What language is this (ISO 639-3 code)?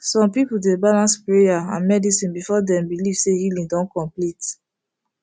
pcm